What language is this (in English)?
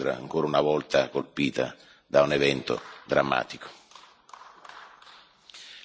Italian